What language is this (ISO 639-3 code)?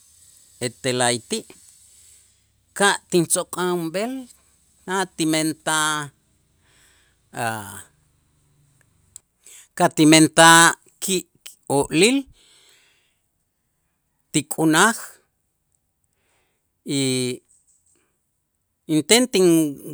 itz